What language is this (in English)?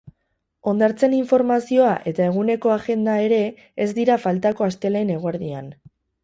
Basque